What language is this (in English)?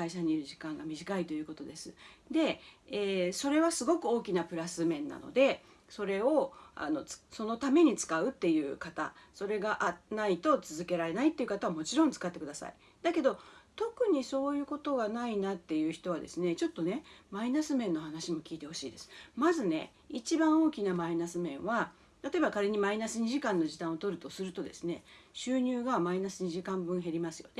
Japanese